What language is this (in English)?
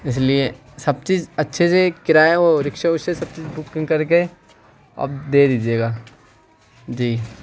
Urdu